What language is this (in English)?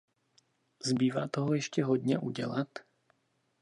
Czech